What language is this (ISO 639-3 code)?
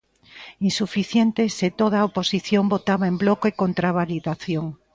glg